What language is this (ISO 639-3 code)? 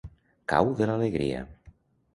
cat